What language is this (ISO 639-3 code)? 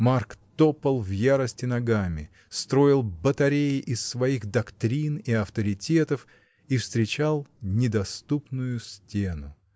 rus